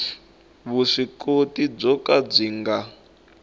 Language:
Tsonga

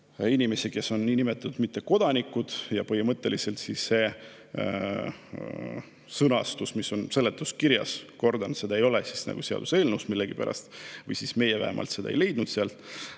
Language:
Estonian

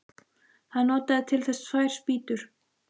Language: Icelandic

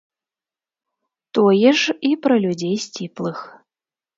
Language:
Belarusian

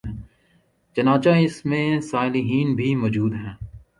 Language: Urdu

